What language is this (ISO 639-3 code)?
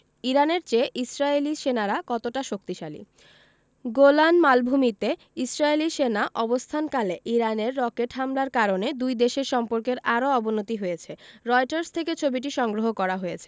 ben